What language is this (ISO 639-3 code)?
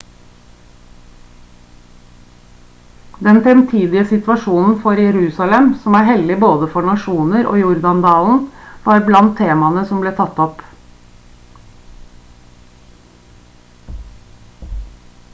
nob